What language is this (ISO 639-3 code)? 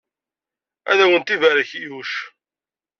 kab